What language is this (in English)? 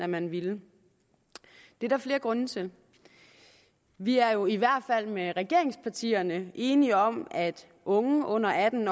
Danish